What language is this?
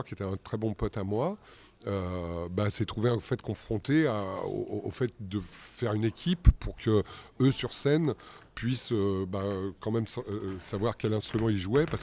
French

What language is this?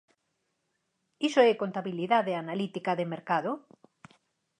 Galician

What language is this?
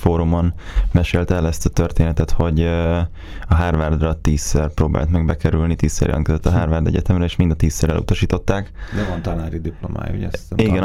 Hungarian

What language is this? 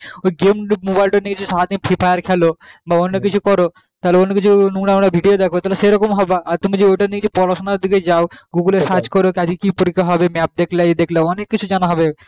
Bangla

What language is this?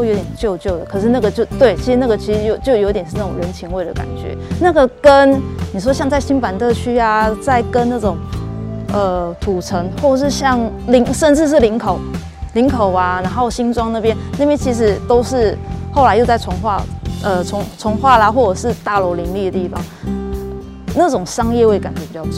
Chinese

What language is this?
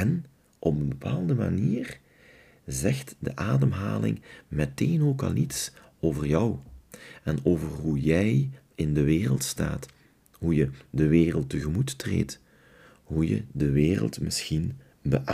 Dutch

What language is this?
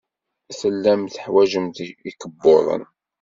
Kabyle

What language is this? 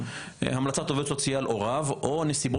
Hebrew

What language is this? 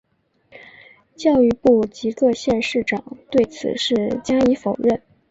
Chinese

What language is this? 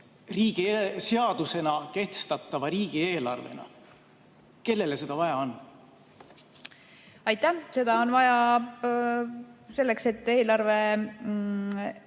Estonian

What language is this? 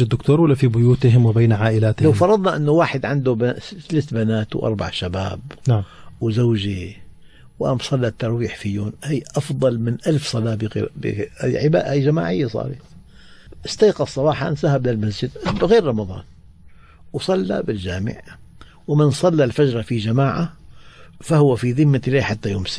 Arabic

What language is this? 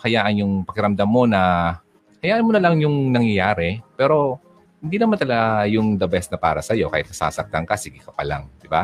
Filipino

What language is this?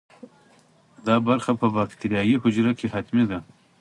Pashto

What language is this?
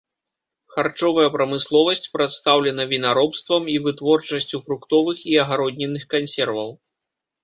Belarusian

